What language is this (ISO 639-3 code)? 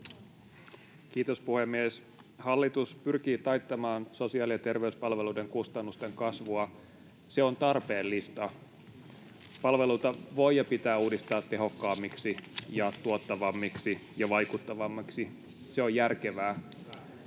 fin